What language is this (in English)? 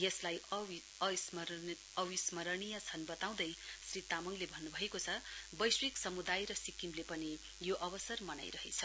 Nepali